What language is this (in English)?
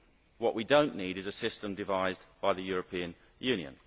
English